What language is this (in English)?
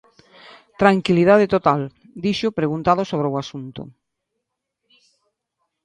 Galician